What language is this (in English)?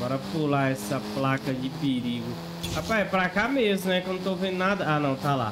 Portuguese